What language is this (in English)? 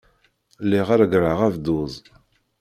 Kabyle